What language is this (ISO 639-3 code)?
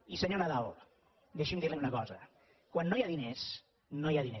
cat